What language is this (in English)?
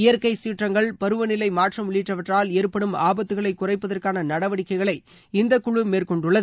Tamil